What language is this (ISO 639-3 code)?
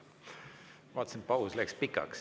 est